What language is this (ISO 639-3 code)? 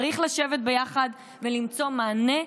heb